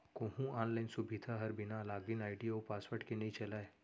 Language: Chhattisgarhi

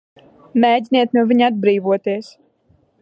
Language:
Latvian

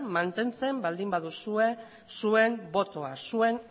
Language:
Basque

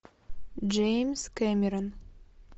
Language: Russian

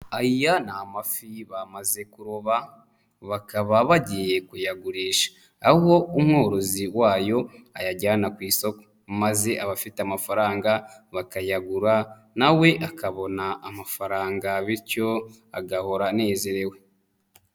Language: Kinyarwanda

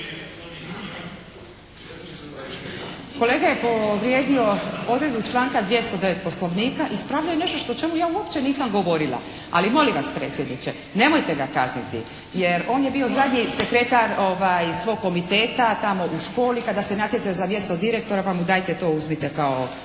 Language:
Croatian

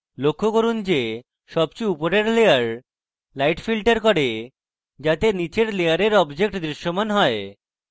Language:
Bangla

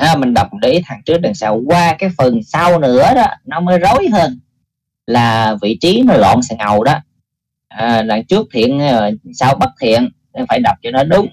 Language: Vietnamese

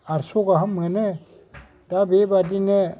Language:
Bodo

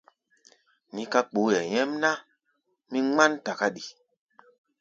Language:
Gbaya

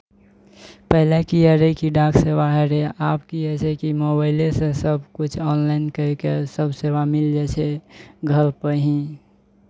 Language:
Maithili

